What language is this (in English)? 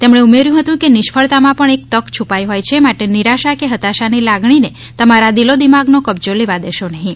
Gujarati